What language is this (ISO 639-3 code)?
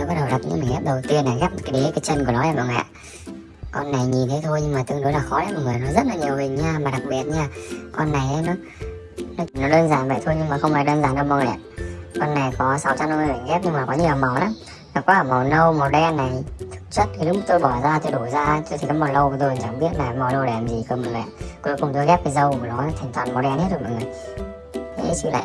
vie